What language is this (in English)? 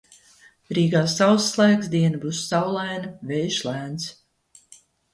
Latvian